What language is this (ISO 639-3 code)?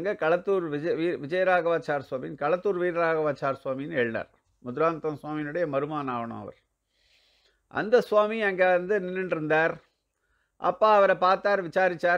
tam